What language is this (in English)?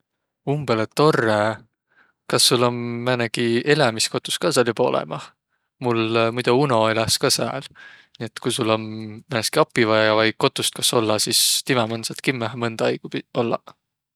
Võro